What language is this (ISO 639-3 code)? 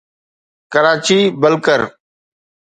snd